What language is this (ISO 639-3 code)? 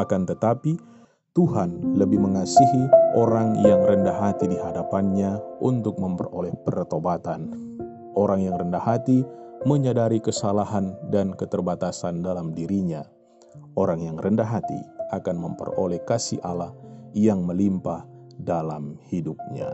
ind